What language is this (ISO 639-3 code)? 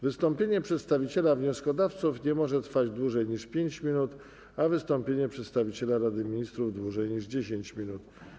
pol